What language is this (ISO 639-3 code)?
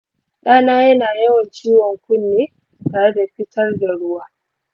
hau